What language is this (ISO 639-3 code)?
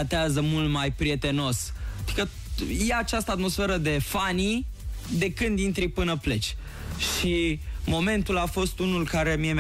ron